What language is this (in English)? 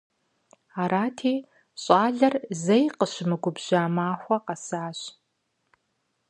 Kabardian